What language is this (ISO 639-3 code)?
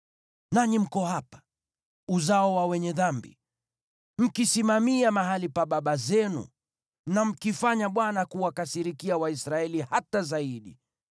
swa